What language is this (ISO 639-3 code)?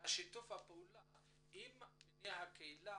heb